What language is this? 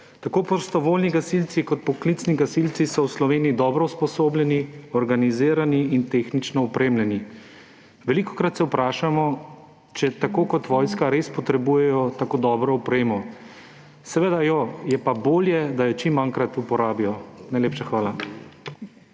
Slovenian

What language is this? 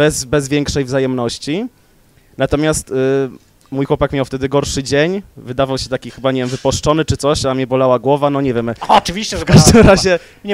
Polish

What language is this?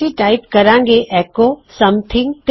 Punjabi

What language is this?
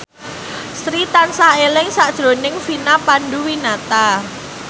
Javanese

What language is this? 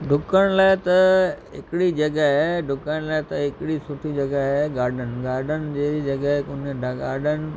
Sindhi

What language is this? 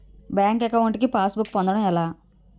Telugu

